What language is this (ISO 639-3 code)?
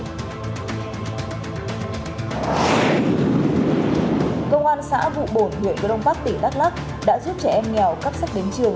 vie